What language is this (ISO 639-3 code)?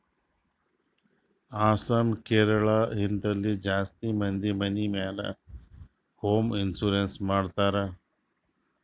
kan